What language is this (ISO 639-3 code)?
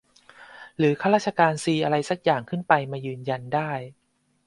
tha